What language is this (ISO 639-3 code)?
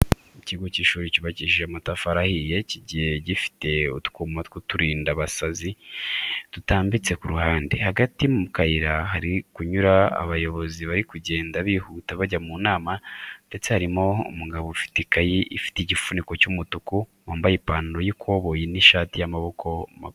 kin